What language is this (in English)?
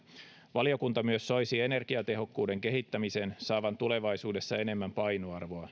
Finnish